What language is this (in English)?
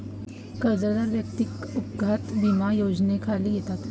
Marathi